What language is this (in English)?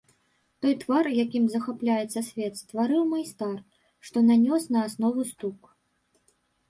Belarusian